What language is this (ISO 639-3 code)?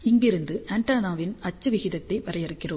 tam